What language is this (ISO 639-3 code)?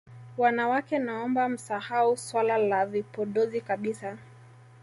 swa